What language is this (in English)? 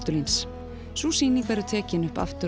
Icelandic